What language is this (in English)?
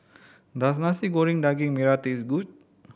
English